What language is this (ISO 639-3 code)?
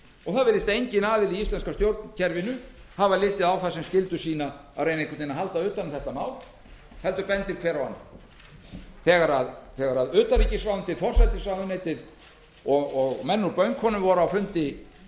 isl